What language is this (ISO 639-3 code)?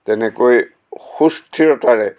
asm